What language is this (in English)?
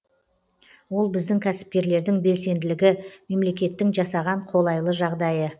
Kazakh